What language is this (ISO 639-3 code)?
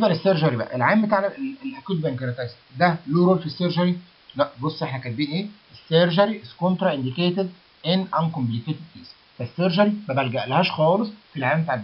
ara